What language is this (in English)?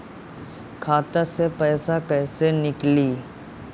Bhojpuri